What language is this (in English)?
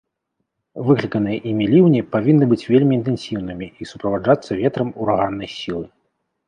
Belarusian